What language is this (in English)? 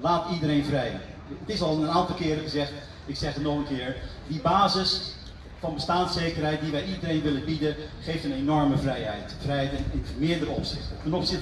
Dutch